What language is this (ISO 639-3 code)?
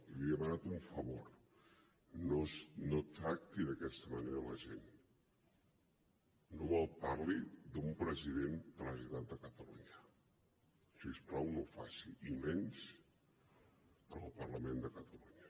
cat